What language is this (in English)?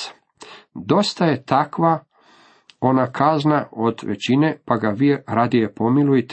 Croatian